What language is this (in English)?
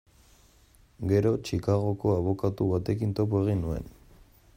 Basque